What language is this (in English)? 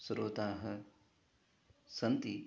Sanskrit